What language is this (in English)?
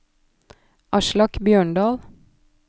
Norwegian